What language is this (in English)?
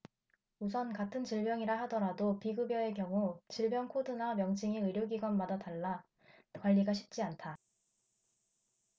Korean